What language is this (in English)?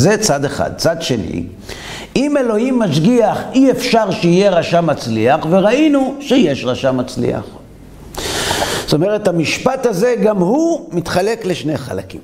Hebrew